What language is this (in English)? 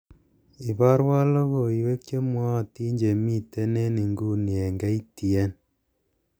Kalenjin